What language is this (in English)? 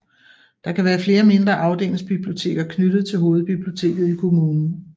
Danish